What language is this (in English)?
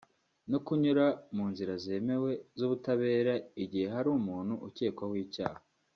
Kinyarwanda